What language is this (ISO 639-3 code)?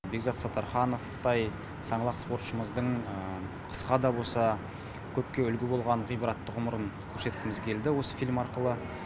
kaz